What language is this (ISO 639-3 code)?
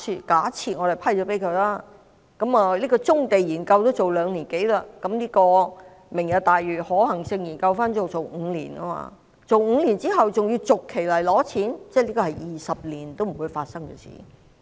yue